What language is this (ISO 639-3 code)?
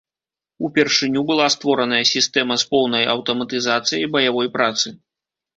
bel